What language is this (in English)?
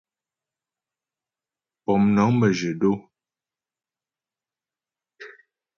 Ghomala